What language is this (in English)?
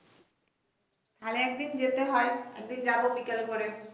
Bangla